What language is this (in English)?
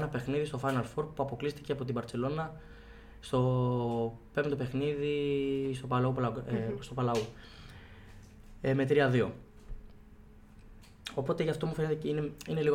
Greek